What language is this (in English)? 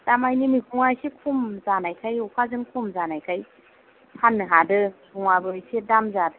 Bodo